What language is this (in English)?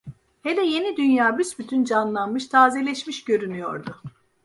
Turkish